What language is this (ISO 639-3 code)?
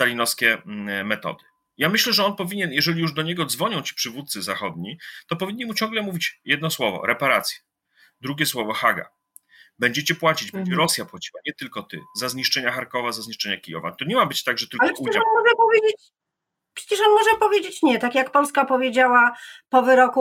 pol